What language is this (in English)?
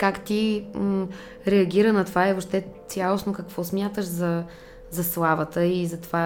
Bulgarian